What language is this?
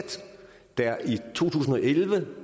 Danish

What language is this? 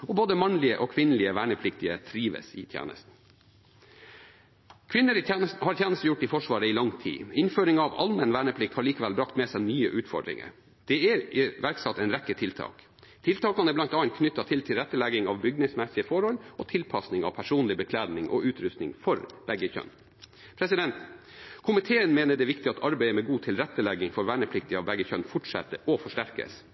Norwegian Bokmål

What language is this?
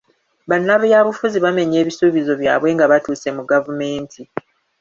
Ganda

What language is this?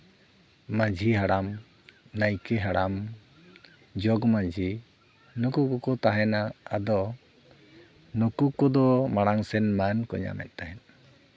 Santali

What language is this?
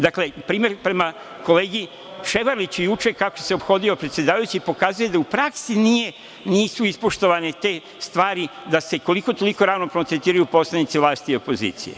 Serbian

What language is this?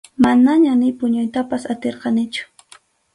Arequipa-La Unión Quechua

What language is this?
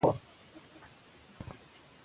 Pashto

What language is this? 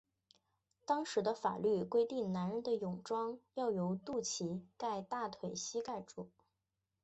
Chinese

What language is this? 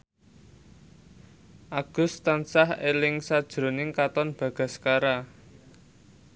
Javanese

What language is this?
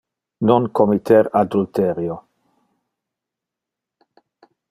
Interlingua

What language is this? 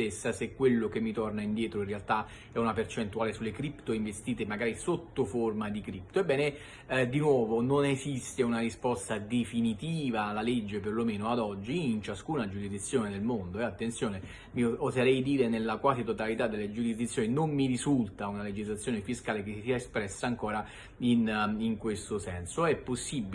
Italian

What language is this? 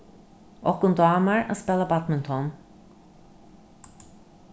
Faroese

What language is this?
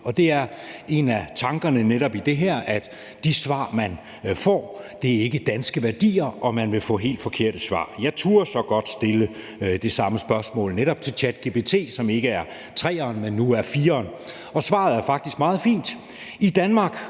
Danish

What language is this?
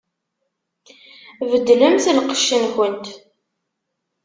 Kabyle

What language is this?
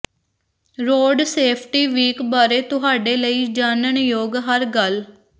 Punjabi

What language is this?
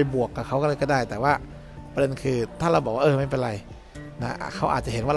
Thai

